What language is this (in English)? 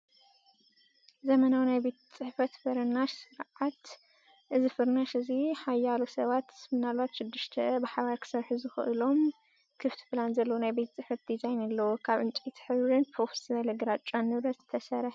Tigrinya